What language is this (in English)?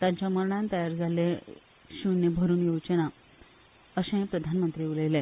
Konkani